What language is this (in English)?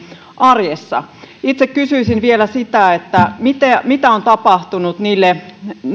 Finnish